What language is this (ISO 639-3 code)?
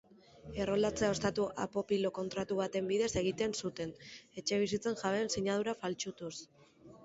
eus